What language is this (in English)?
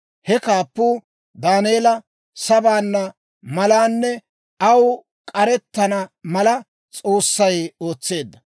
Dawro